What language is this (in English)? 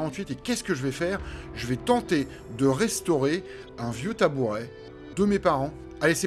French